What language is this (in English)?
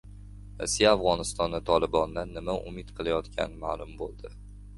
Uzbek